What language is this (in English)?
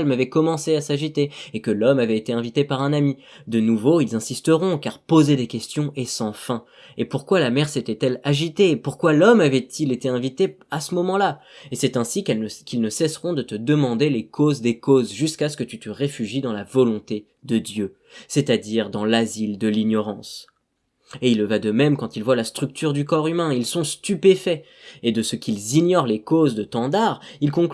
French